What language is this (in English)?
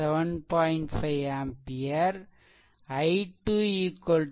Tamil